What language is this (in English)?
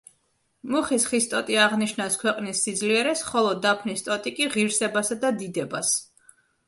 Georgian